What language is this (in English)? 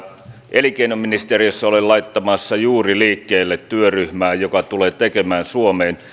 Finnish